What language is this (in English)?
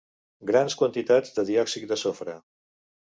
Catalan